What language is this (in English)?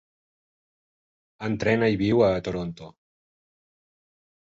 Catalan